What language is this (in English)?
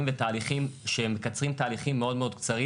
Hebrew